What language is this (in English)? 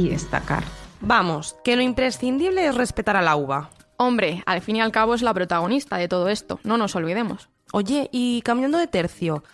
Spanish